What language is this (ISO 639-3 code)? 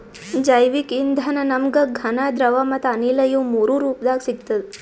kan